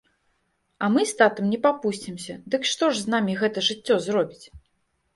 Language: Belarusian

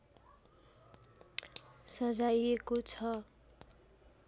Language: Nepali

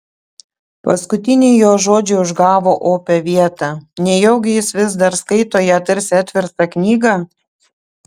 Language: Lithuanian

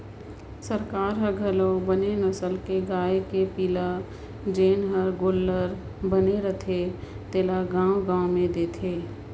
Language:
Chhattisgarhi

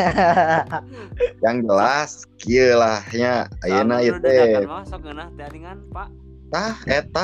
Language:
Indonesian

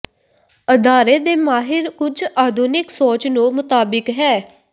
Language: Punjabi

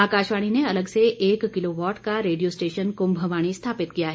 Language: Hindi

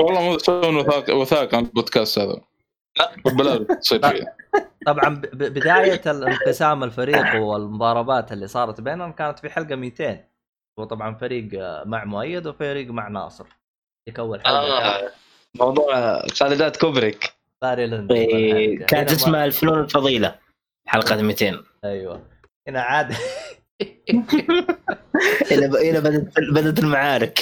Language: Arabic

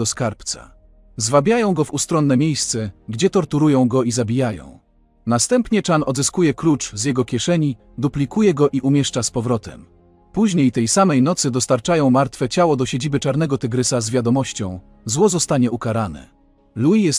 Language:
Polish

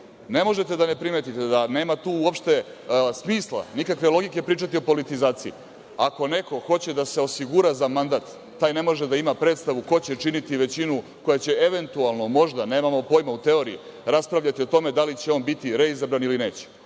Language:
Serbian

